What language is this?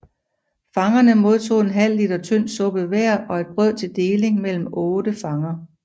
Danish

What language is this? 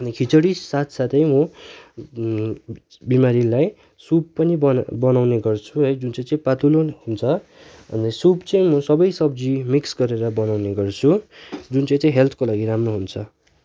Nepali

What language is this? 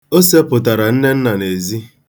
Igbo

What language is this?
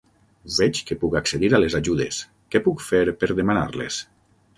Catalan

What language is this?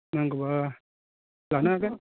Bodo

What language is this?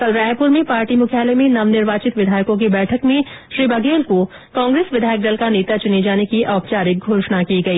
Hindi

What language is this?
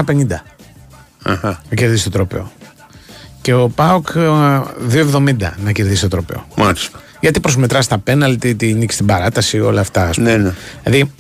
Greek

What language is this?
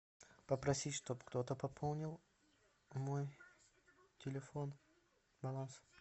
Russian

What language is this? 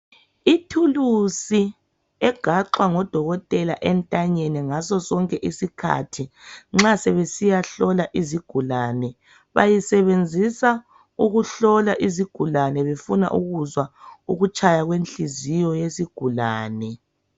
North Ndebele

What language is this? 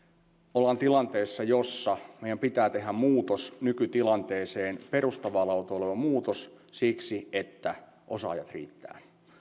Finnish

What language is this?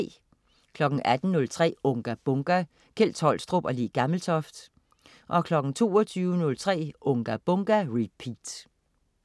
Danish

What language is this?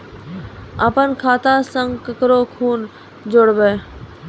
Maithili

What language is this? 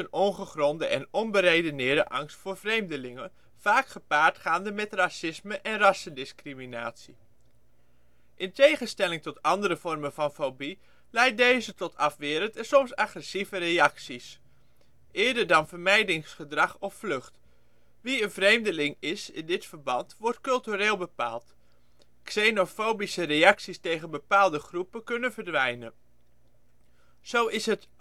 Dutch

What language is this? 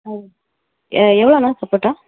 Tamil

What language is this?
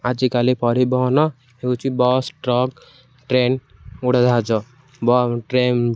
Odia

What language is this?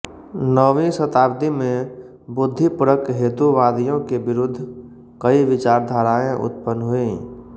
Hindi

